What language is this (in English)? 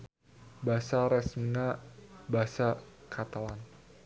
Sundanese